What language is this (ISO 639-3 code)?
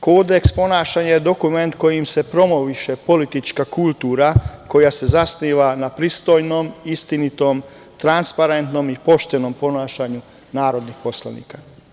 srp